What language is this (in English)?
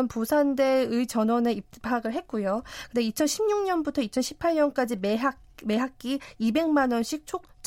Korean